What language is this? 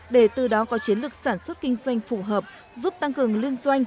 Vietnamese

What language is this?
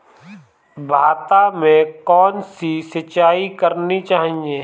Hindi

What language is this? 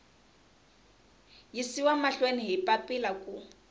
Tsonga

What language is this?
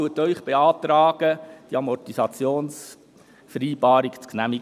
Swiss German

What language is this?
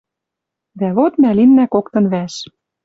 Western Mari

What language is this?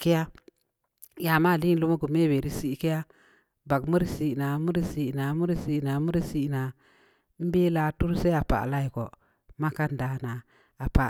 Samba Leko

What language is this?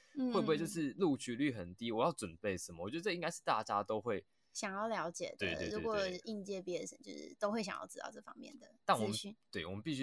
Chinese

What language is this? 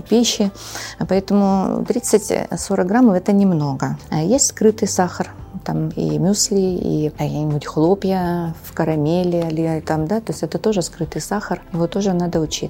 Russian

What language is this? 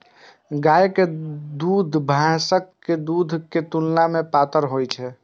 Maithili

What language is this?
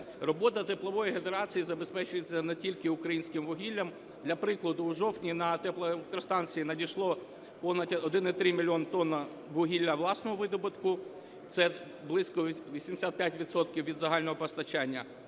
Ukrainian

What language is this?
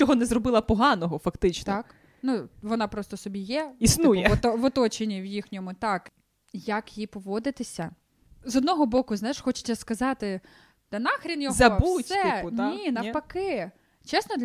Ukrainian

